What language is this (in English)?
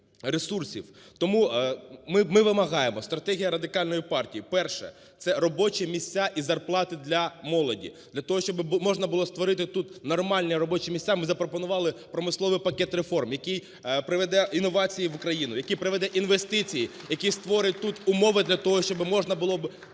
Ukrainian